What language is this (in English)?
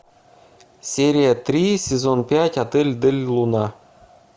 Russian